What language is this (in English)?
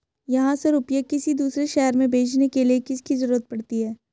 Hindi